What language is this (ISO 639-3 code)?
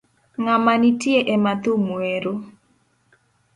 luo